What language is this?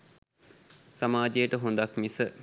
Sinhala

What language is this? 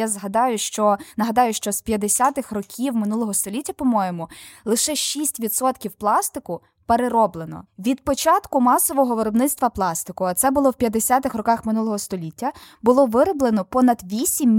Ukrainian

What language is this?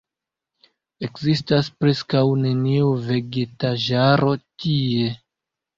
Esperanto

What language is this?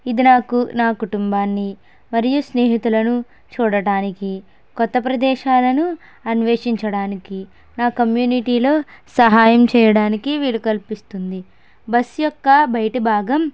Telugu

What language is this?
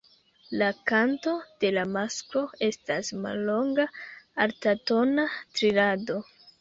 Esperanto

